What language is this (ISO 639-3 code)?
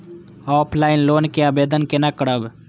mai